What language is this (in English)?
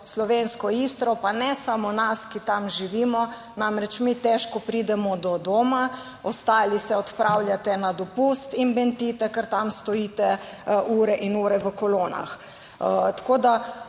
Slovenian